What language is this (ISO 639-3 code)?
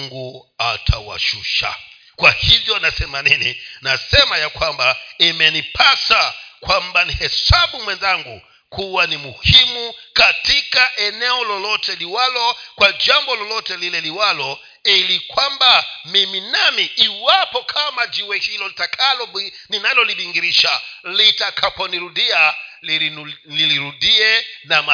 swa